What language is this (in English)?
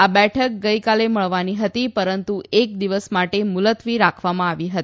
Gujarati